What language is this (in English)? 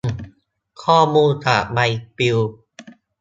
Thai